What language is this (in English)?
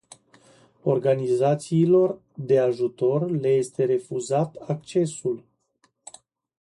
Romanian